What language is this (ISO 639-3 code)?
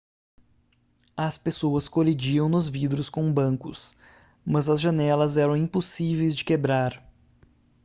por